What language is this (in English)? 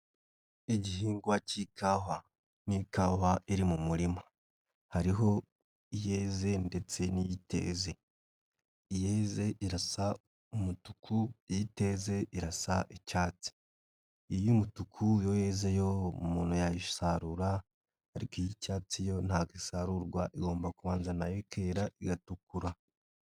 Kinyarwanda